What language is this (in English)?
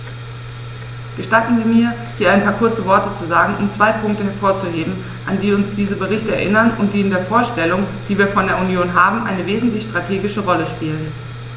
German